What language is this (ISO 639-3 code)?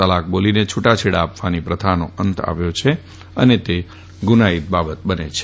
guj